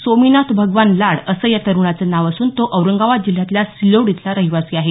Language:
Marathi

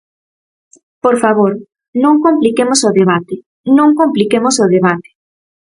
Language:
Galician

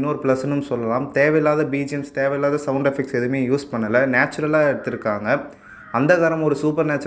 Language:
Tamil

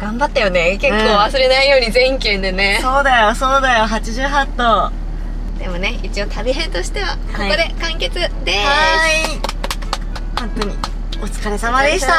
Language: Japanese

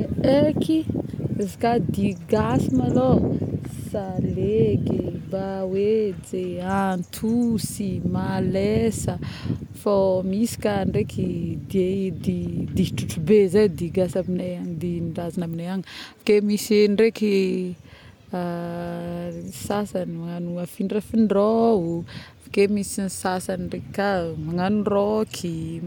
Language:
Northern Betsimisaraka Malagasy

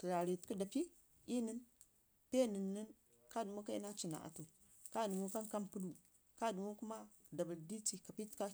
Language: Ngizim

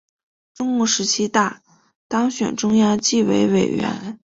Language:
Chinese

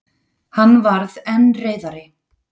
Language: Icelandic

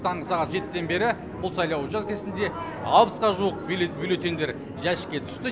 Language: Kazakh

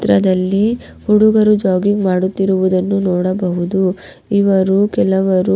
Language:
Kannada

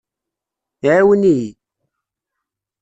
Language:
Kabyle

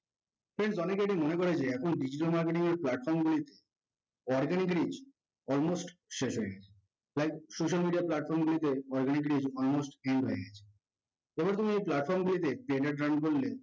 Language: Bangla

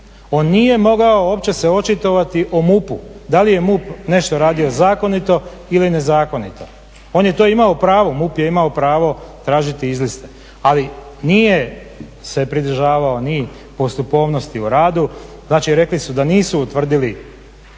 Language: Croatian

